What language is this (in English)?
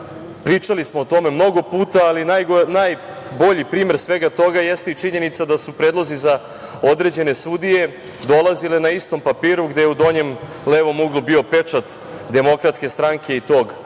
Serbian